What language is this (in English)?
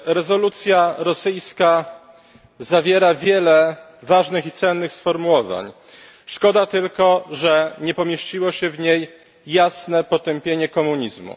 Polish